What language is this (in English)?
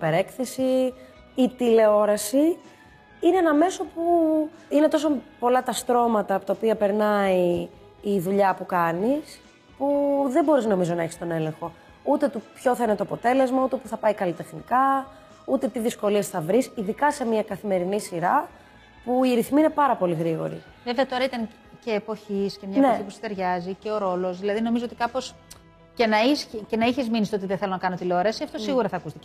Greek